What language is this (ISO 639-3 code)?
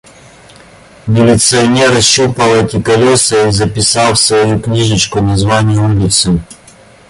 rus